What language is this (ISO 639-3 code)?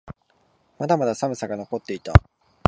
jpn